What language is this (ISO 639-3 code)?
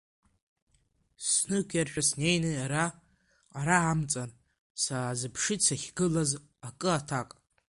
abk